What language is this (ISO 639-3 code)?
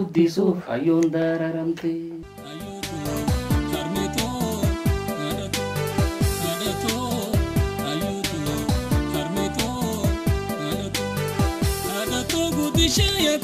ara